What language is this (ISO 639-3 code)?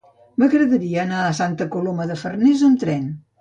cat